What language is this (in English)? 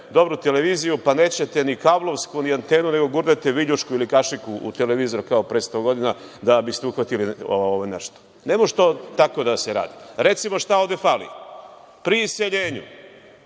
Serbian